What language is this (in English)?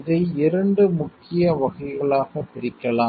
Tamil